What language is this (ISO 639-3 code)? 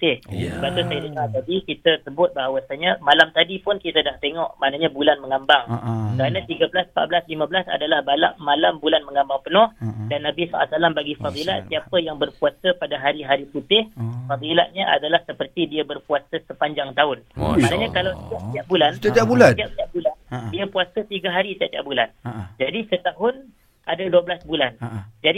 msa